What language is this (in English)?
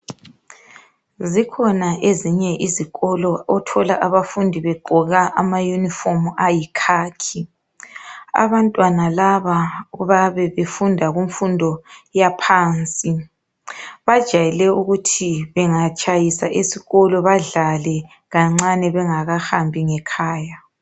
North Ndebele